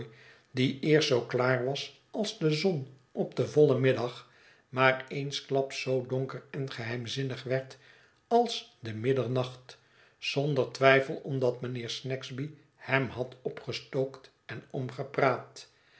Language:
Dutch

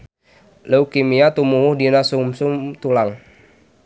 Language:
Sundanese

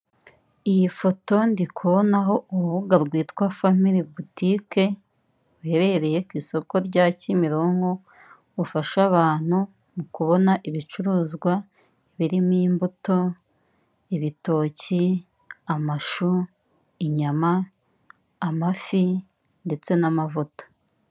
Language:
Kinyarwanda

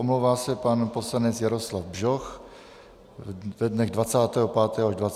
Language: Czech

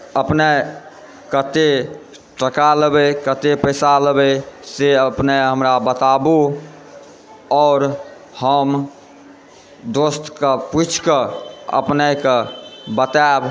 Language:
Maithili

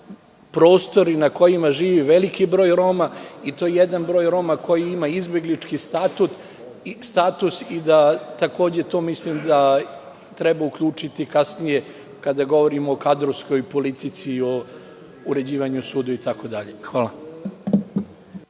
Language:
Serbian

